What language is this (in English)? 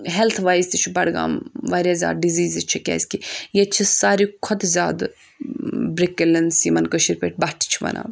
Kashmiri